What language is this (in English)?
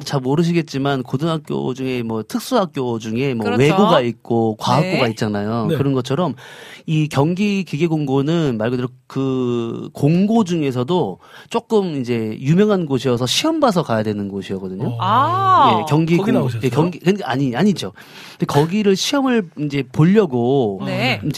Korean